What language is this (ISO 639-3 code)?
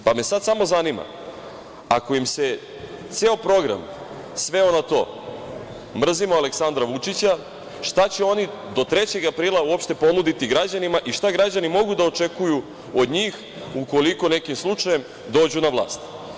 srp